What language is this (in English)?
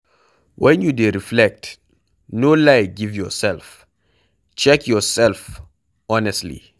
Nigerian Pidgin